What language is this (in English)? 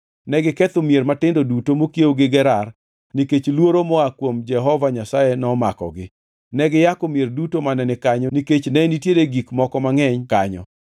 Luo (Kenya and Tanzania)